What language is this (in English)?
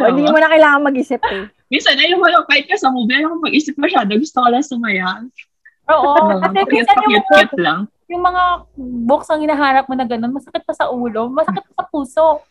Filipino